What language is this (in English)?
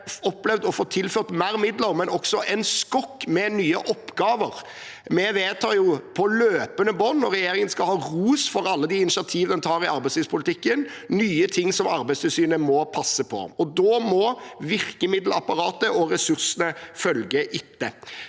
Norwegian